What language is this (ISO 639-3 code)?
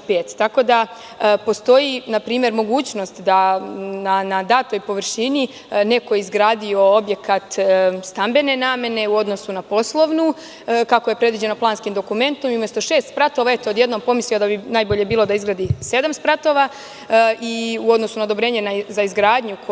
srp